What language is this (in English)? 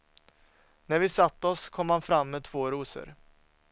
Swedish